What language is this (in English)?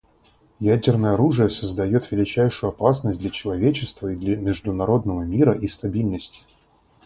Russian